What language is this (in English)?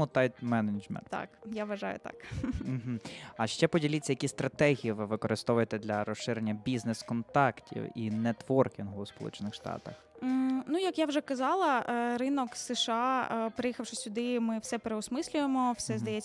Ukrainian